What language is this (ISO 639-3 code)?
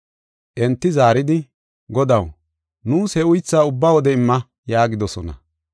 gof